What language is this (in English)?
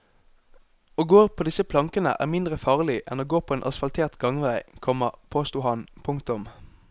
Norwegian